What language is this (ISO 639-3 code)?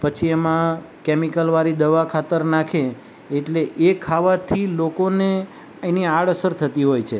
guj